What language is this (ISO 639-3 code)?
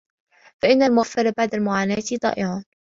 ara